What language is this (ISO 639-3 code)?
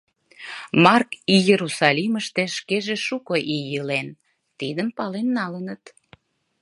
chm